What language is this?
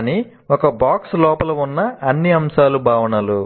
Telugu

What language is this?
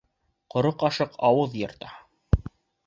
Bashkir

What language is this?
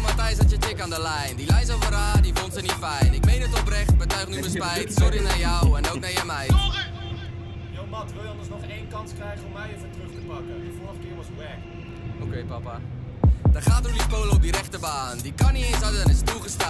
Dutch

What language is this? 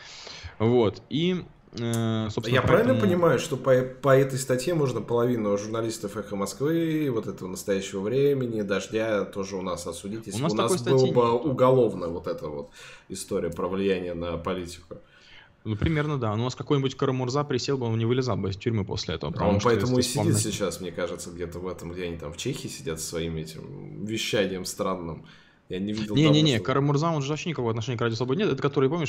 Russian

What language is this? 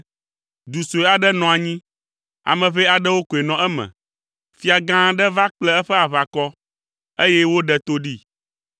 Ewe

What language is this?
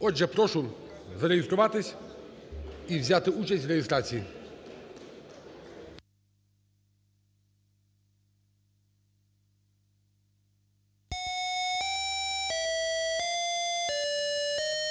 Ukrainian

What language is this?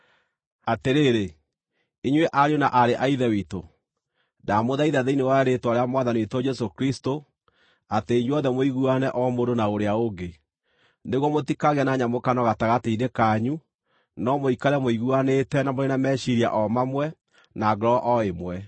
Kikuyu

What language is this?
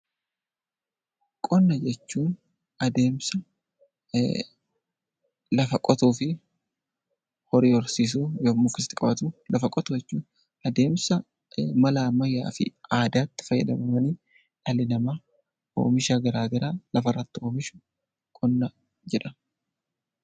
Oromo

